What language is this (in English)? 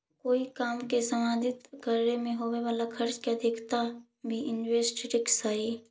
Magahi